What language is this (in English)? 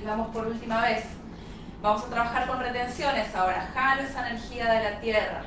Spanish